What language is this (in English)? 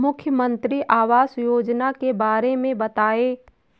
Hindi